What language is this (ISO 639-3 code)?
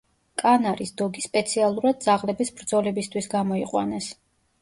kat